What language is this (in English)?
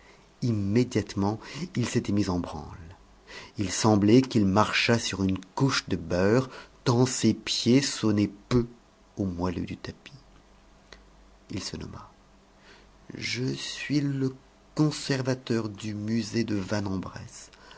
French